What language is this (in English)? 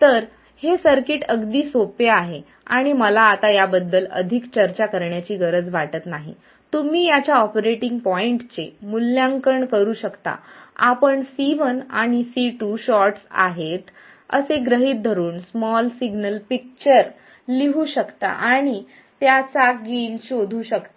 Marathi